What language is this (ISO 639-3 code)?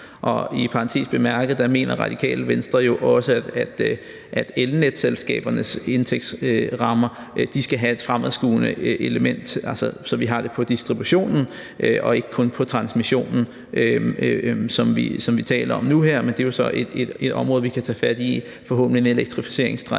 dan